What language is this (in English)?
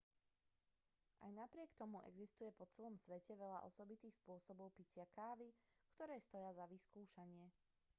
Slovak